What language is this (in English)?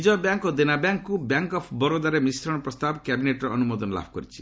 Odia